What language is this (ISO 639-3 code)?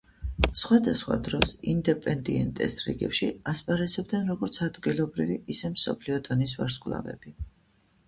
kat